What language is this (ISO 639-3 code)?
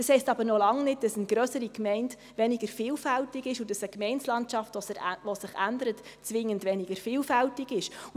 gsw